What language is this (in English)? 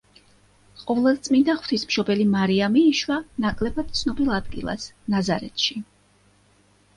Georgian